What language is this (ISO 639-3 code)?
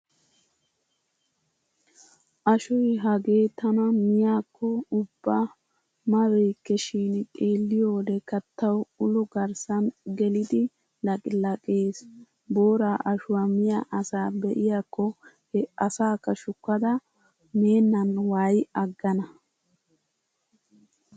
wal